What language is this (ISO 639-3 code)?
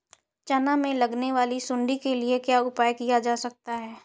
hin